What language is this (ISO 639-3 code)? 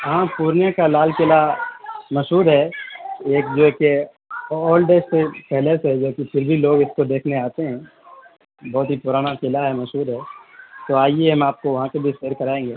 urd